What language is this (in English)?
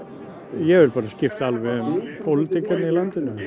Icelandic